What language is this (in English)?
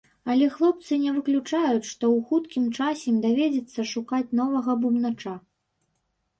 Belarusian